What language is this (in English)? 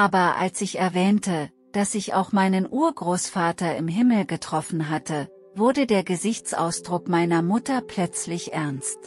German